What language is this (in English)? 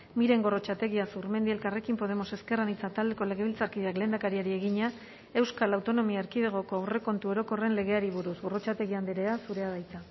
Basque